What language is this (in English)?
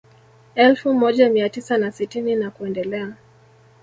Swahili